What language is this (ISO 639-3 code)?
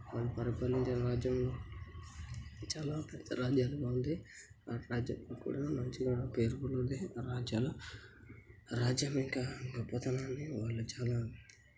tel